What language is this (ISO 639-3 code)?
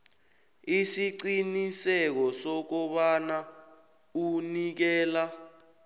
nbl